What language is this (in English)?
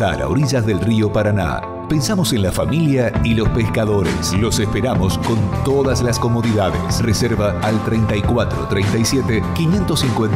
Spanish